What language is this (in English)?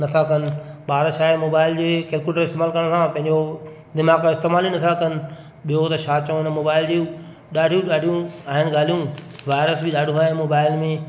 Sindhi